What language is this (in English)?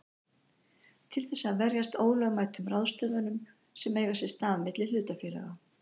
Icelandic